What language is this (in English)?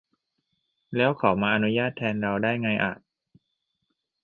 Thai